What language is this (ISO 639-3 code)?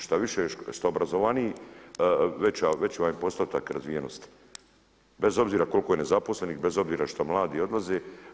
hrv